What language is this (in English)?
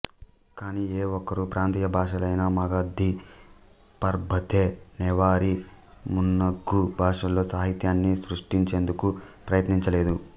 Telugu